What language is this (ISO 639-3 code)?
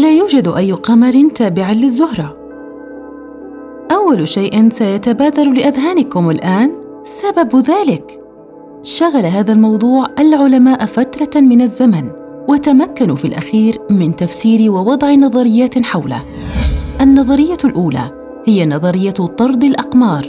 ara